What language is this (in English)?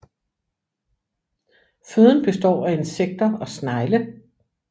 Danish